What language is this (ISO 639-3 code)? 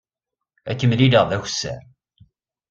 kab